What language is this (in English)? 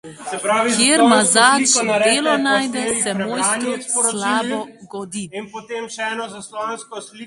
Slovenian